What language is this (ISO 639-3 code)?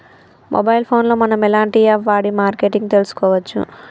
tel